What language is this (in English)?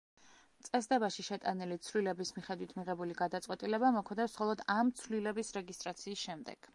Georgian